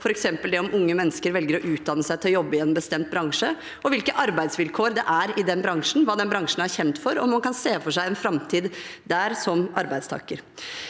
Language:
Norwegian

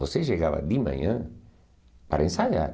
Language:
Portuguese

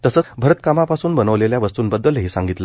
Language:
Marathi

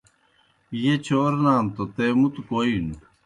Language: Kohistani Shina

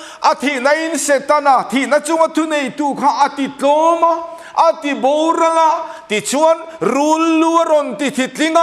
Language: Thai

